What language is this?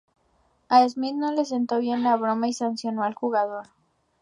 Spanish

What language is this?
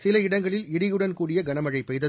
Tamil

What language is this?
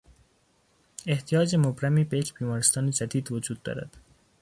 Persian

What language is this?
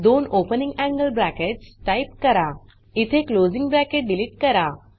Marathi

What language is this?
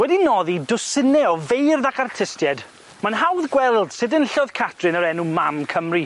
Welsh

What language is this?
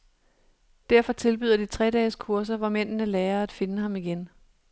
Danish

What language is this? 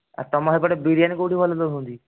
Odia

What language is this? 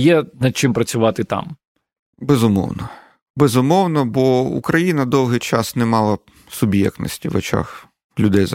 Ukrainian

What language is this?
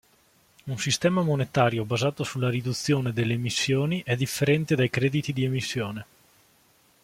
Italian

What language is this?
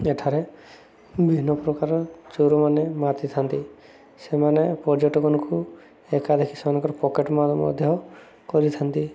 Odia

